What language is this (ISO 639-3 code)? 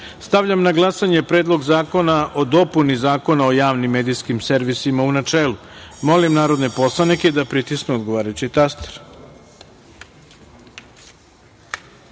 srp